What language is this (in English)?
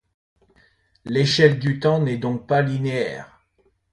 French